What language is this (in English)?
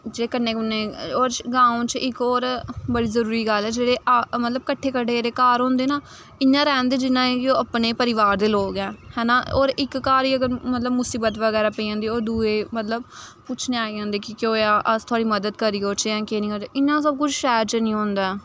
Dogri